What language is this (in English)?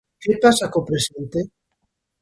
Galician